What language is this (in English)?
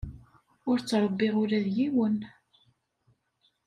Kabyle